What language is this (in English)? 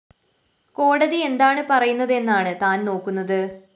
Malayalam